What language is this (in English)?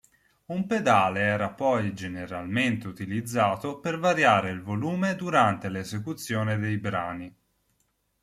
Italian